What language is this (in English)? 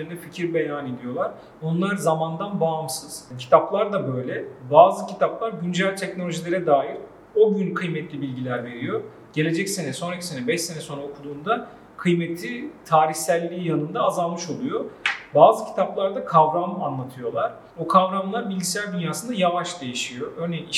Turkish